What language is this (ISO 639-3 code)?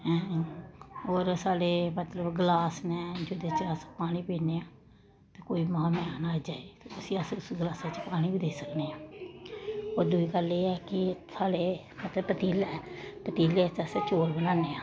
doi